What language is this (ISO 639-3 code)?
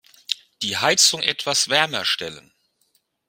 deu